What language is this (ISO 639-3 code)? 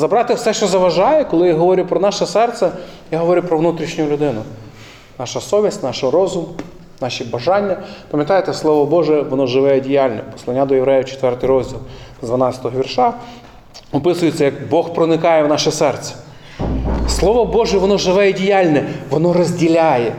ukr